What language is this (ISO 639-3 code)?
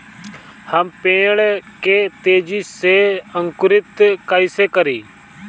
bho